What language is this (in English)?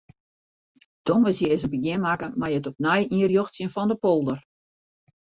Western Frisian